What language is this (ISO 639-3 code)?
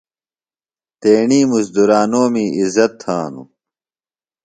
phl